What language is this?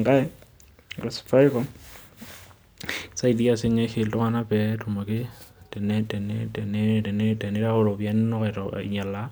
Masai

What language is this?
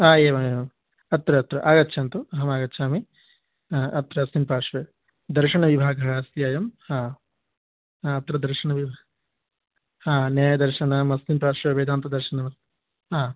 Sanskrit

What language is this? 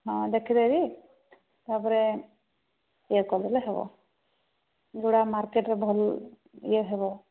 Odia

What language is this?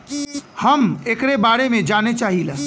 Bhojpuri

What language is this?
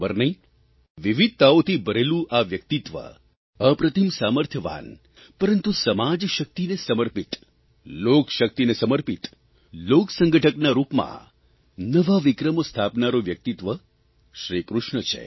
Gujarati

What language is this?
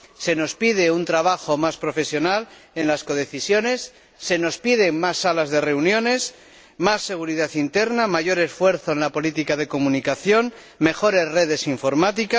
Spanish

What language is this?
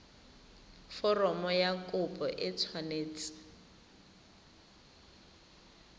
Tswana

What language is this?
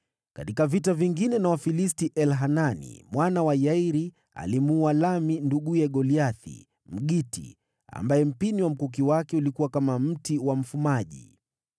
Swahili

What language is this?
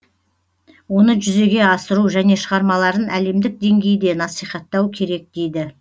Kazakh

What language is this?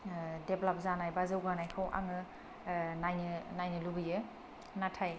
Bodo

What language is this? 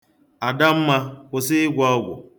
Igbo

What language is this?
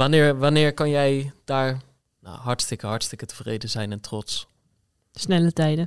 Dutch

